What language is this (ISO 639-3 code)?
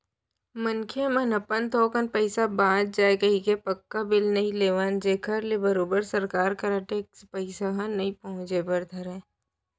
hne